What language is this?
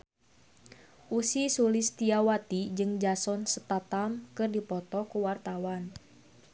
Sundanese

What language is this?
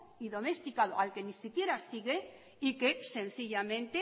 Spanish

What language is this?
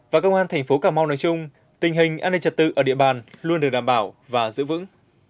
Vietnamese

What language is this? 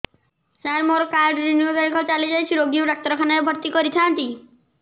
Odia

